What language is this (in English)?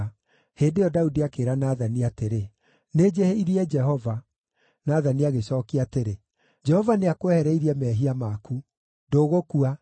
Kikuyu